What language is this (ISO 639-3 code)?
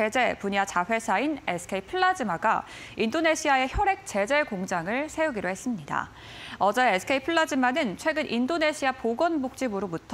kor